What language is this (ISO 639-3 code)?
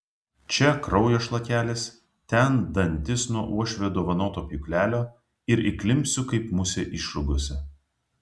lit